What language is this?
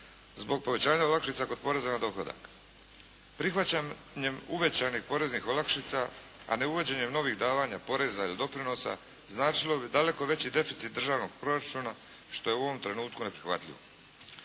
Croatian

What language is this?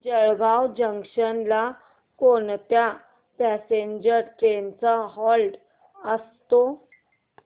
Marathi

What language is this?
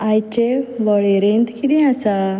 Konkani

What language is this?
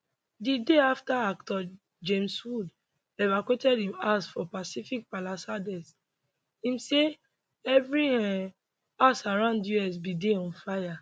Nigerian Pidgin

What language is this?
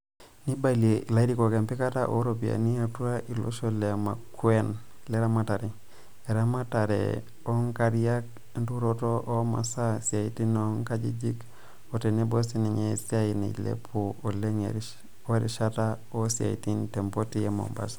Masai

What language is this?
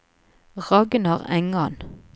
Norwegian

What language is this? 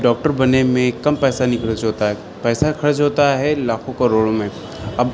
Urdu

